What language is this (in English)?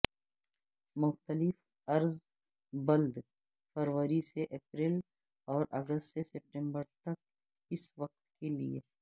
Urdu